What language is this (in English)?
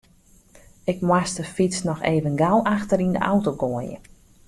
Western Frisian